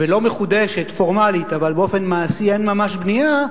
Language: Hebrew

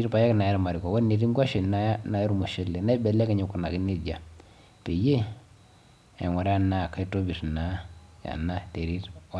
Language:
Masai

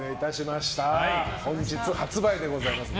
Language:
Japanese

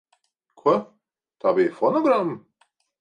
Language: Latvian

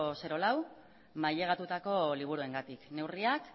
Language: Basque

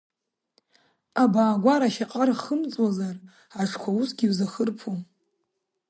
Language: Abkhazian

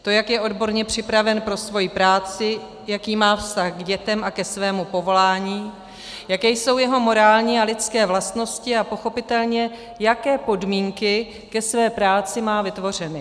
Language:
Czech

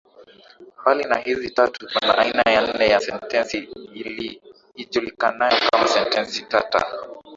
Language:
Swahili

